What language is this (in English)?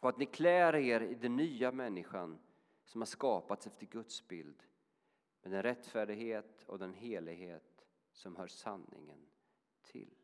Swedish